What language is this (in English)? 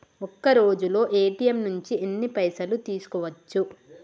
Telugu